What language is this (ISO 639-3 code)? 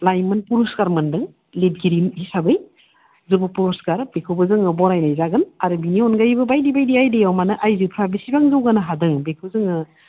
brx